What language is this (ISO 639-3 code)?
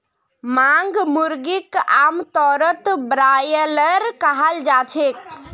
mag